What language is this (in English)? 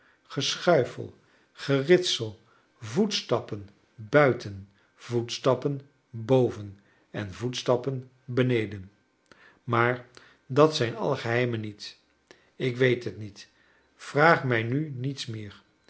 Dutch